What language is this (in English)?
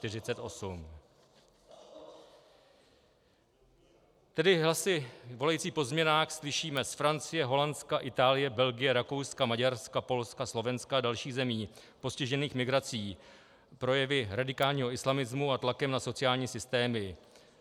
Czech